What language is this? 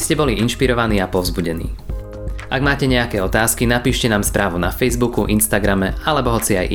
Slovak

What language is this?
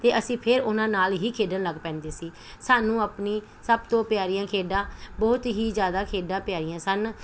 Punjabi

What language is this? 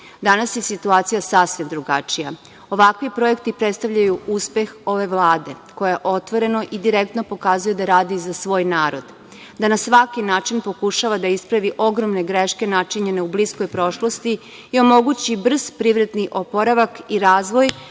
Serbian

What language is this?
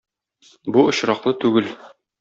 Tatar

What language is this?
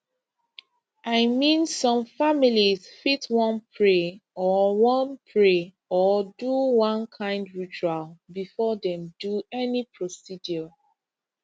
Nigerian Pidgin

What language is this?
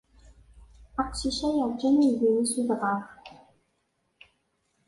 Kabyle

